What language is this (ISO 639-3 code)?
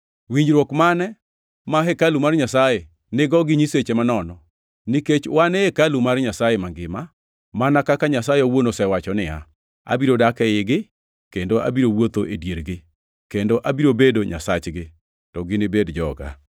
luo